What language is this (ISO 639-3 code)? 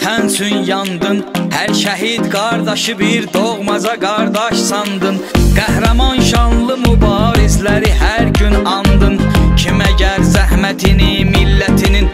kor